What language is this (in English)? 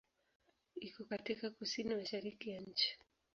Swahili